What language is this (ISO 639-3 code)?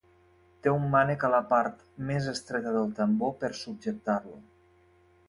cat